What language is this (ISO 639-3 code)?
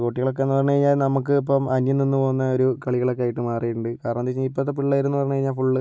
mal